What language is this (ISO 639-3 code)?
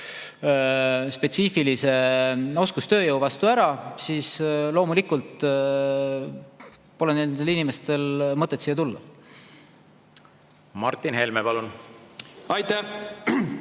est